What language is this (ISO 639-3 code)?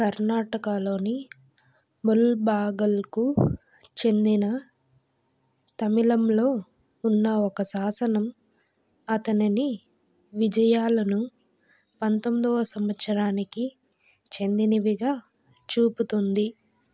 tel